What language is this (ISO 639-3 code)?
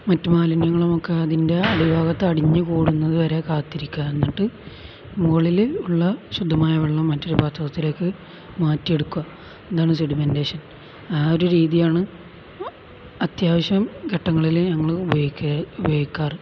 mal